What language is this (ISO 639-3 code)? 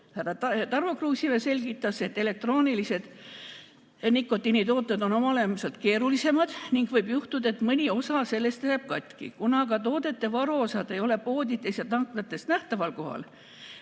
est